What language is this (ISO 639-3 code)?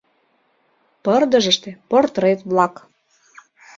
chm